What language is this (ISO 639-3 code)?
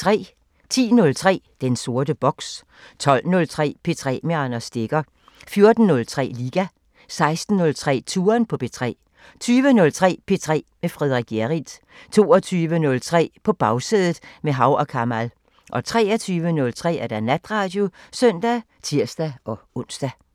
dan